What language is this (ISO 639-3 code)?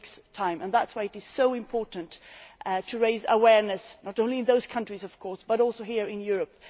eng